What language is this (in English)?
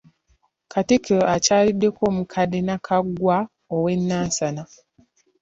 Ganda